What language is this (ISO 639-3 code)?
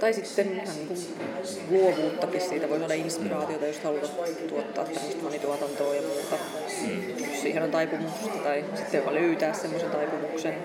fin